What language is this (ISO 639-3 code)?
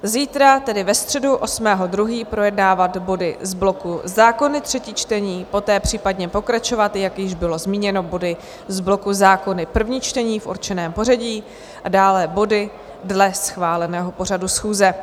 ces